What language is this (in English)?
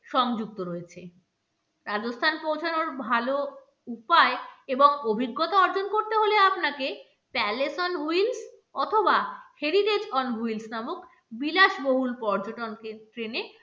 Bangla